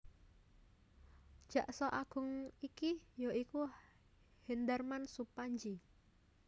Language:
Javanese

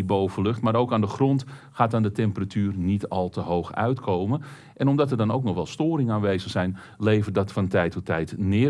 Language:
Dutch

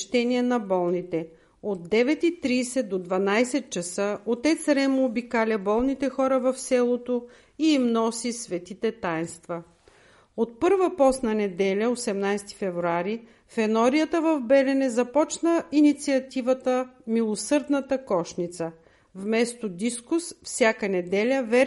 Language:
Bulgarian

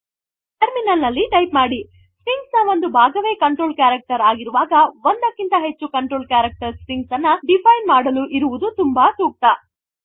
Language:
Kannada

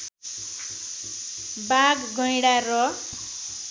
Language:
Nepali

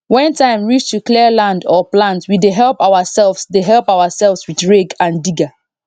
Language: Nigerian Pidgin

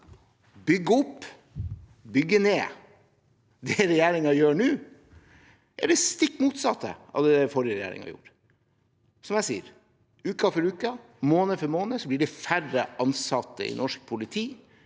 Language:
Norwegian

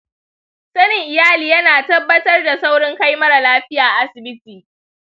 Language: Hausa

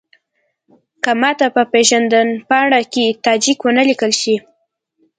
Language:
Pashto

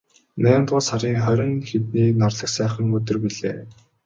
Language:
Mongolian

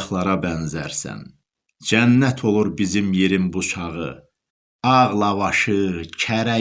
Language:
Turkish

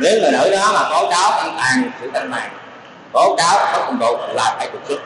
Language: Vietnamese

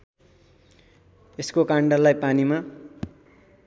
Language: Nepali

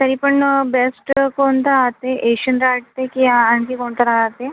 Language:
Marathi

